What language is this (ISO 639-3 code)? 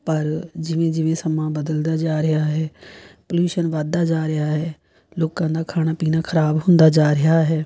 pan